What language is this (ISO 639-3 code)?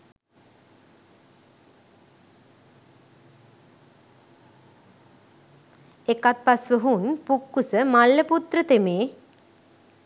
sin